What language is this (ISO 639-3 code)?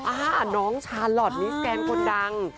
tha